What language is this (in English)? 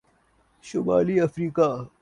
Urdu